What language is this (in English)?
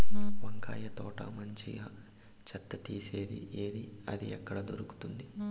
Telugu